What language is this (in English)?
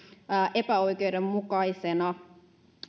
Finnish